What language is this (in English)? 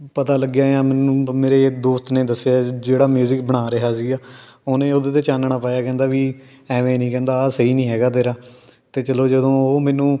Punjabi